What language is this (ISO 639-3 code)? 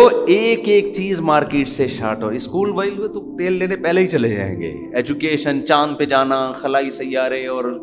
urd